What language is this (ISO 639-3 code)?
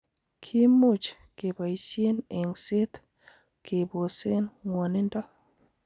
kln